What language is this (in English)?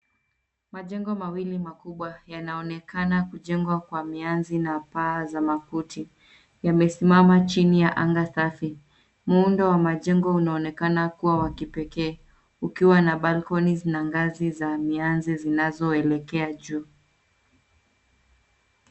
Swahili